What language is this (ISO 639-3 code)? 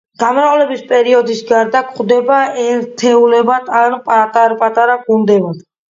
kat